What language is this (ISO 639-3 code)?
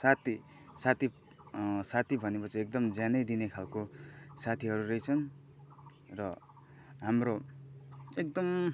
nep